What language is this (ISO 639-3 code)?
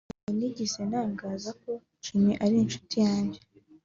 kin